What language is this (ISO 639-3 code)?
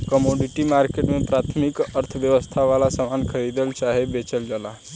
bho